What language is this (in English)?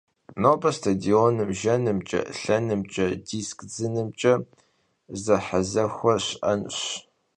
Kabardian